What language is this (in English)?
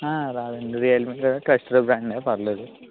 Telugu